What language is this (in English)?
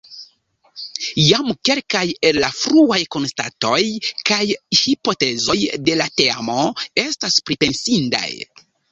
Esperanto